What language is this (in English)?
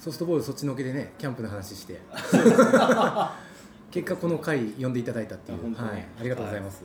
Japanese